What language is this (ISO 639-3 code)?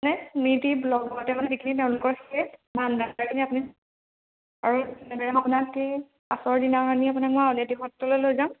asm